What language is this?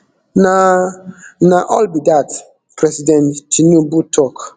Nigerian Pidgin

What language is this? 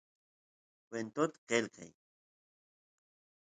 Santiago del Estero Quichua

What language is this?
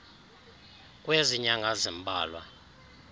Xhosa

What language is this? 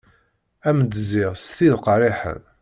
Kabyle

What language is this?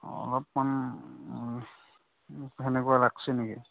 Assamese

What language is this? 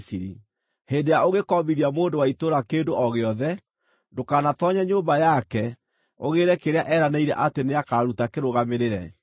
Kikuyu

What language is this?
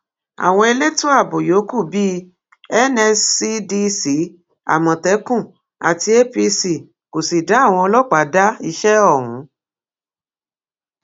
Yoruba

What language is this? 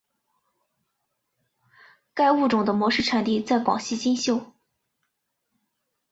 Chinese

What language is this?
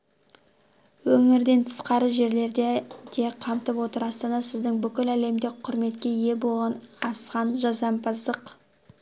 Kazakh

